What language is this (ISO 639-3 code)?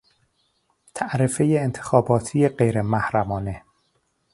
fas